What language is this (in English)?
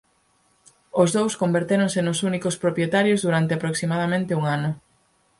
Galician